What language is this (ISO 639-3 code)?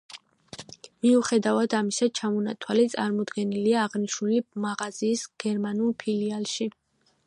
kat